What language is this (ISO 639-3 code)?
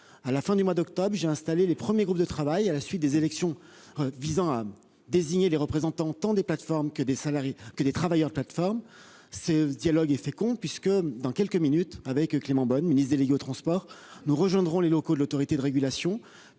fra